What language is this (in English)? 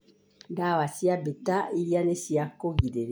Kikuyu